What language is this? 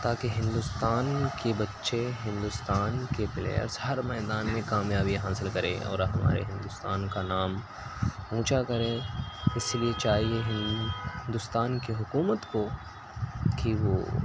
Urdu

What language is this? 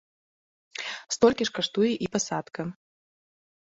Belarusian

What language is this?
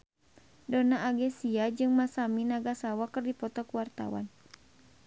Sundanese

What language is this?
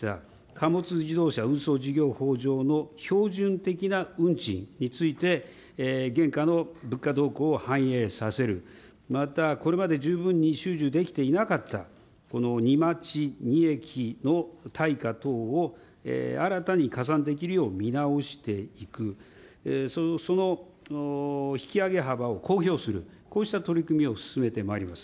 Japanese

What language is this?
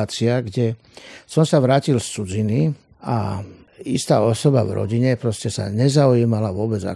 Slovak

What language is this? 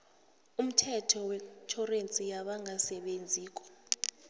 South Ndebele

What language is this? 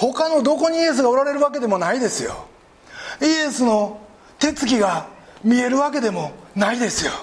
Japanese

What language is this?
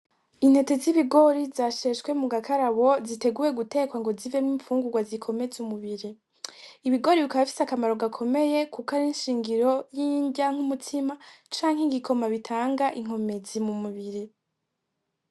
Rundi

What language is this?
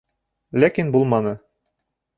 Bashkir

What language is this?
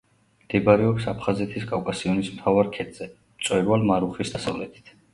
Georgian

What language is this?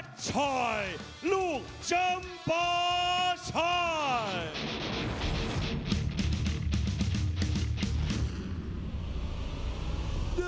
Thai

